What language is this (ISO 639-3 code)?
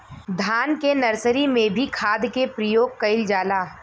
bho